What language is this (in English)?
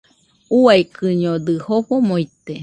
Nüpode Huitoto